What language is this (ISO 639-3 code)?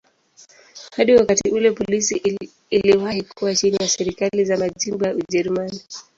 swa